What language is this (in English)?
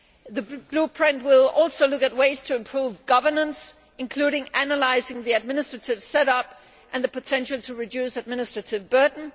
English